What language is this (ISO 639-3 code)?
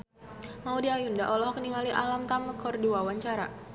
sun